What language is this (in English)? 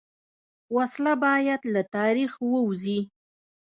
Pashto